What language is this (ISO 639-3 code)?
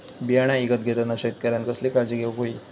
mar